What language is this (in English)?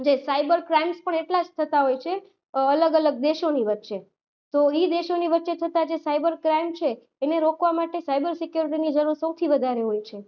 Gujarati